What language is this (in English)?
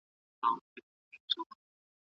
Pashto